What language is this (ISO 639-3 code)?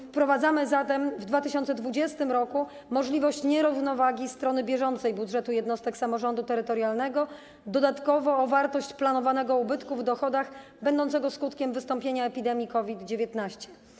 pol